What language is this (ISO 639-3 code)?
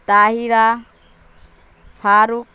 urd